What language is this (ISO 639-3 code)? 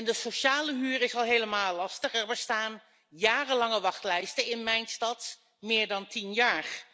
nld